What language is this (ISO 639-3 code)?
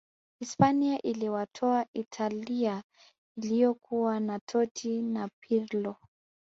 swa